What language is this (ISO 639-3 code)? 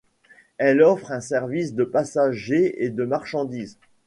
fra